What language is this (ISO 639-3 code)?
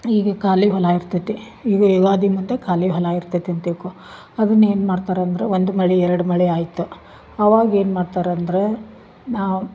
kan